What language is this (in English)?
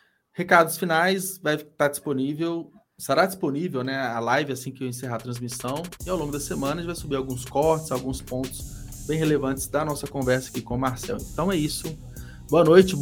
Portuguese